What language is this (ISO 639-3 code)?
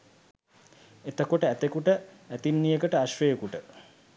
sin